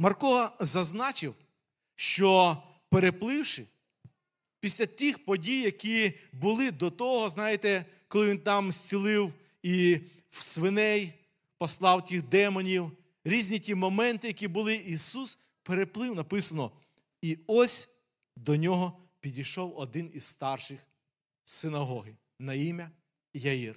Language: Ukrainian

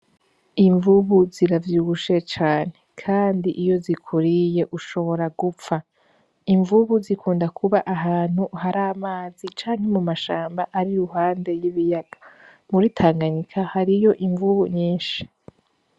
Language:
Rundi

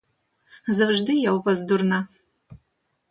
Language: Ukrainian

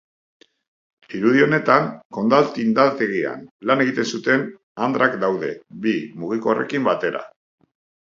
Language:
Basque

